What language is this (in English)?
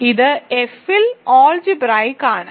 Malayalam